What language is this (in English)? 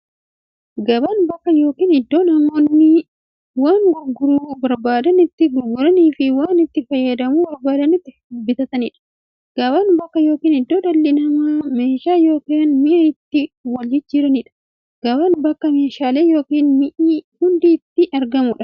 Oromo